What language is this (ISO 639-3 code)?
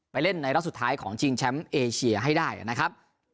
tha